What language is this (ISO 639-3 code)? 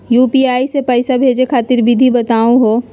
mag